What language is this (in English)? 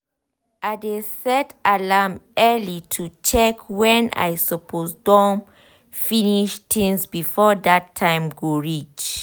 Nigerian Pidgin